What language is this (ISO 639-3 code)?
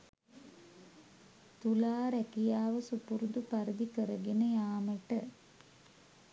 sin